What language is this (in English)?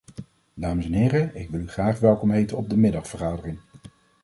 Dutch